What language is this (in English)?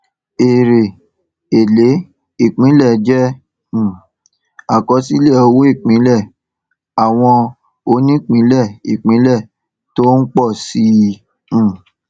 Yoruba